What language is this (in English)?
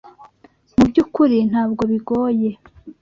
Kinyarwanda